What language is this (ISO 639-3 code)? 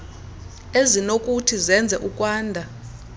xho